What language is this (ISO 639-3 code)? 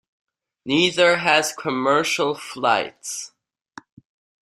eng